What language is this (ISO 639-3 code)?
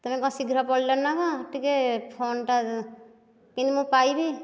ori